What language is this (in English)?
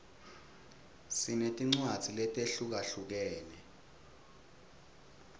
Swati